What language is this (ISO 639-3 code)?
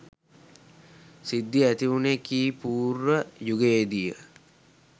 sin